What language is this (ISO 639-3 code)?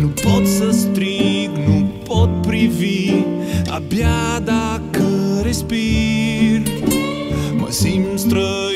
ron